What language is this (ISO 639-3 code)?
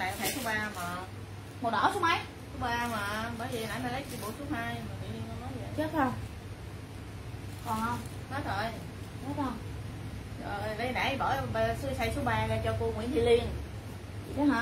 vie